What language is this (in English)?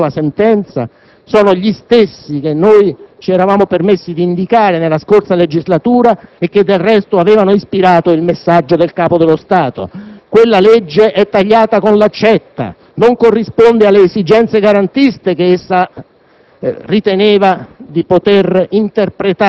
Italian